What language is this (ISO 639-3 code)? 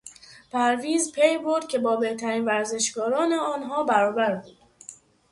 fas